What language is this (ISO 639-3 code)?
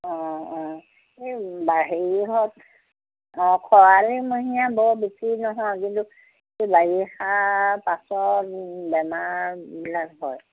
asm